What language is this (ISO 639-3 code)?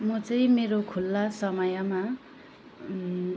nep